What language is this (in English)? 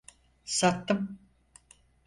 Turkish